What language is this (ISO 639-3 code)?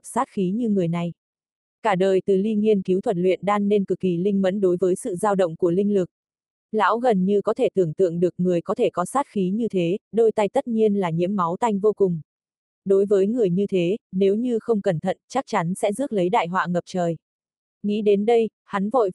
vie